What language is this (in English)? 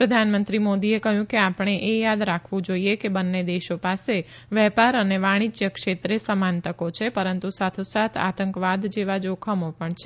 Gujarati